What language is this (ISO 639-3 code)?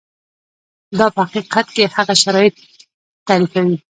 pus